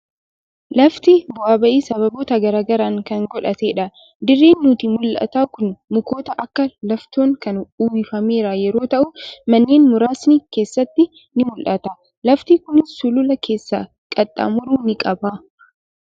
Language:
Oromo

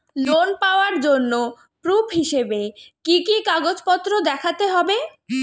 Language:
Bangla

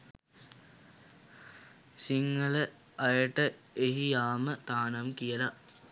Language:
Sinhala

